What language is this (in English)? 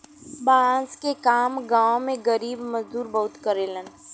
Bhojpuri